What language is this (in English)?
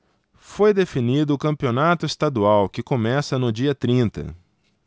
Portuguese